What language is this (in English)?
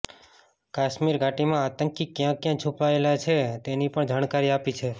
Gujarati